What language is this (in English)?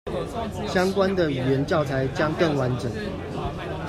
Chinese